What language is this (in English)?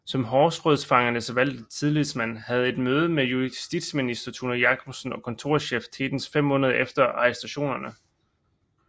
Danish